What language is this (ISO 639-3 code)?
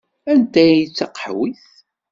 kab